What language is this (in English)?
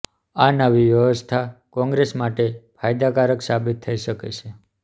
Gujarati